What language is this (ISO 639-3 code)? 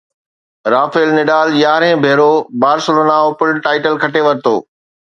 snd